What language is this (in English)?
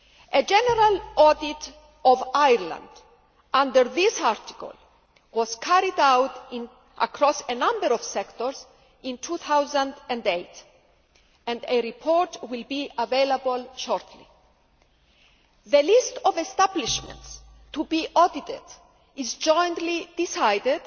English